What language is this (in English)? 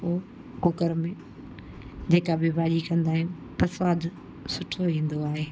Sindhi